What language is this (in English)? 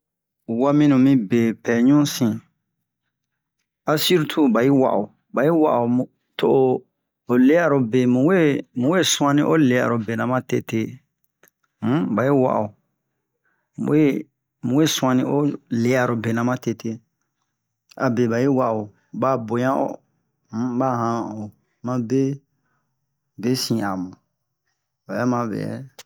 Bomu